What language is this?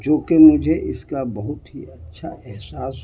Urdu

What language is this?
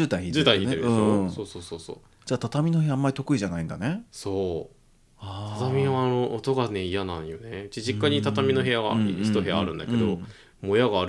Japanese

